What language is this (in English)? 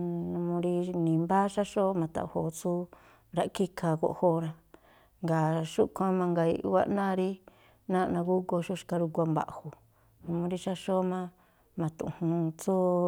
Tlacoapa Me'phaa